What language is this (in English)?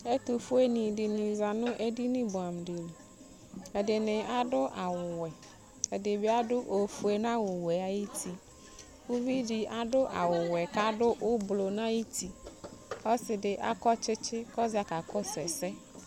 Ikposo